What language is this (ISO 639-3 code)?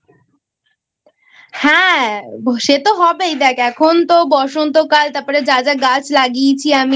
ben